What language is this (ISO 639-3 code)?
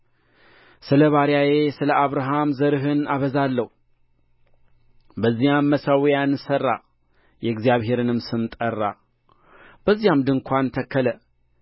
amh